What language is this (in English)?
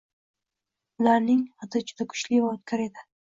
Uzbek